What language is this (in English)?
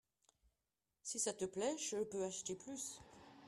French